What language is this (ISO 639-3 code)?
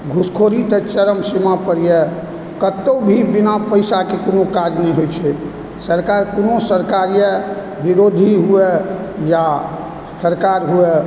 mai